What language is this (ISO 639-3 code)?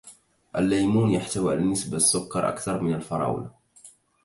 ara